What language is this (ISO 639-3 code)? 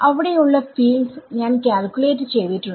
mal